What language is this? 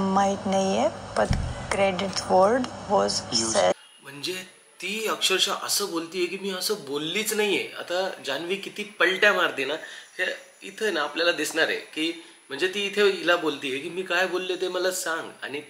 Marathi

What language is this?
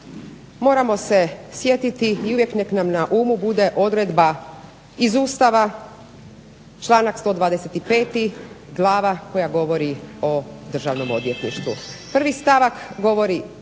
Croatian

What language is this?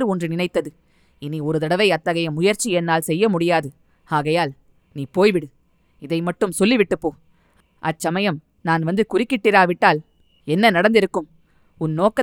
Tamil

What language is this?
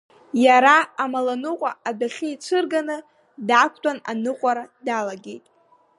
Abkhazian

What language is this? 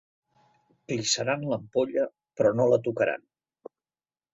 Catalan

